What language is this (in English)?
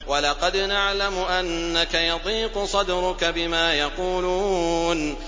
Arabic